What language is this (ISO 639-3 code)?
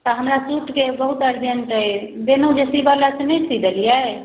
mai